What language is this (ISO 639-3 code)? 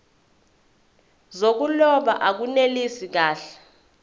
zul